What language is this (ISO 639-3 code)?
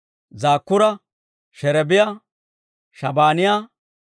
dwr